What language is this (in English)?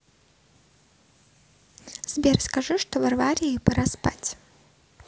Russian